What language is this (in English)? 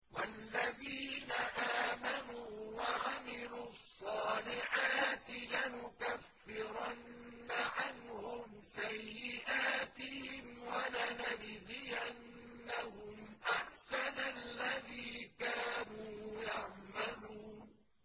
Arabic